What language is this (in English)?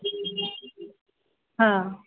Maithili